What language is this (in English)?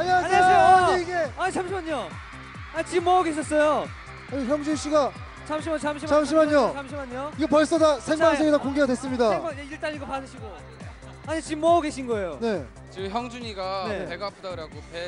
Korean